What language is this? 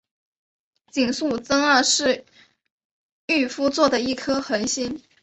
Chinese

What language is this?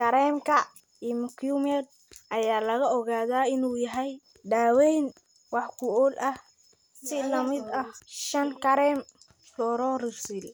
Somali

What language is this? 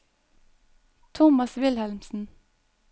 Norwegian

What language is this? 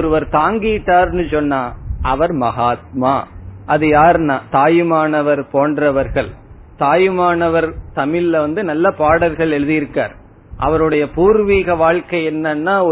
Tamil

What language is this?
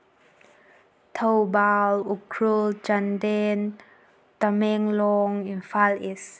Manipuri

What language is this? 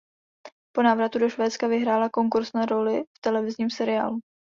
Czech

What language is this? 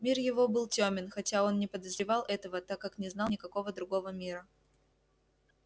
Russian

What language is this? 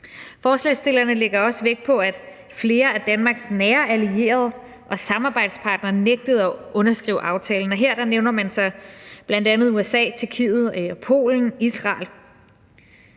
Danish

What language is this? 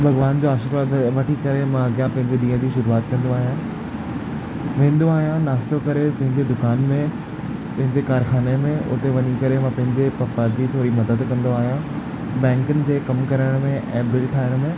Sindhi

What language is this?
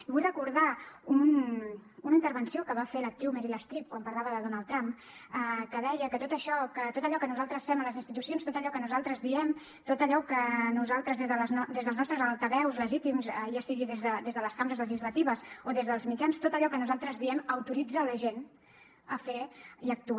Catalan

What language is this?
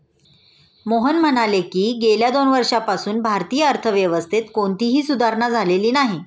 Marathi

